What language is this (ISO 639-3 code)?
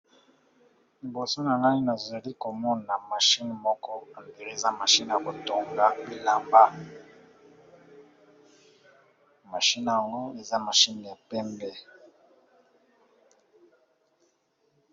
lin